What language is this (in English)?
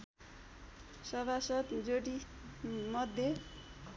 Nepali